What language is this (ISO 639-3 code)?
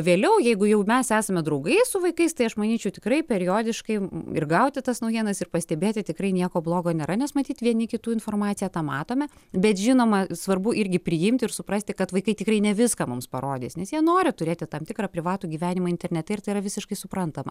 lit